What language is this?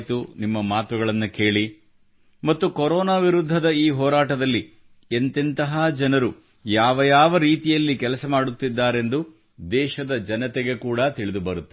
Kannada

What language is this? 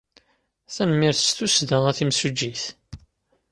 Kabyle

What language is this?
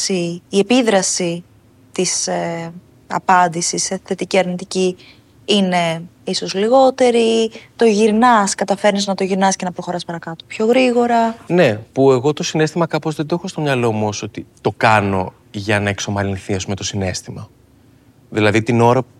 Greek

